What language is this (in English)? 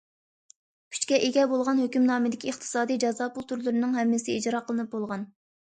Uyghur